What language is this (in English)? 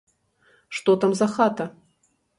Belarusian